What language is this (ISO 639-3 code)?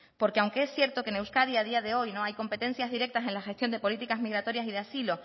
spa